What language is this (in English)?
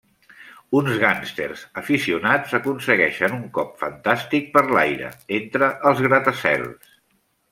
Catalan